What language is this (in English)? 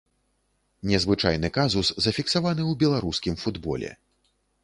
Belarusian